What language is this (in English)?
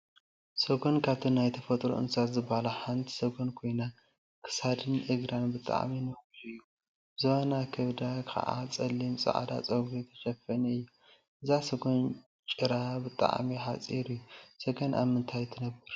Tigrinya